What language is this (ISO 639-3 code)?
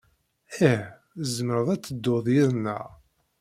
kab